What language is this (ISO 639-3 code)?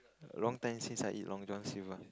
eng